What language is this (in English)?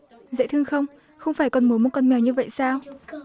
Vietnamese